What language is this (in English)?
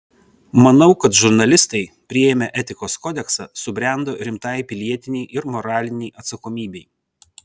Lithuanian